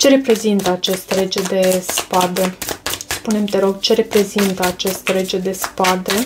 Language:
Romanian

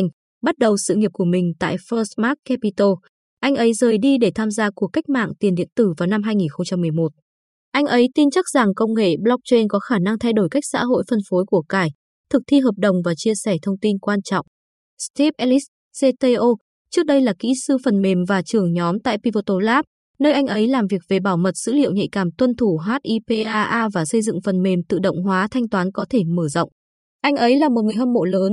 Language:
Vietnamese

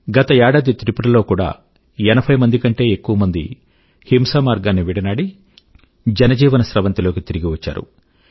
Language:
Telugu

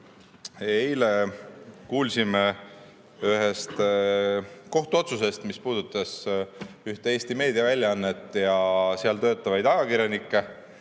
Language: Estonian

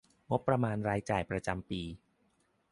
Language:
Thai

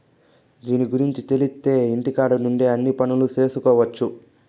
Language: Telugu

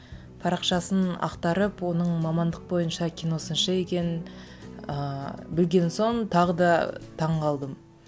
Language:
Kazakh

